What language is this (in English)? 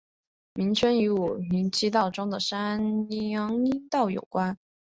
Chinese